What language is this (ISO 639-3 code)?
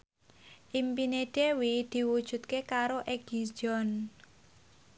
jav